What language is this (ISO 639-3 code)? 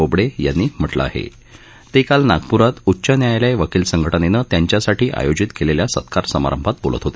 mar